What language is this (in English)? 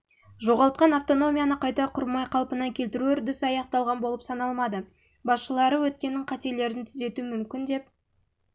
Kazakh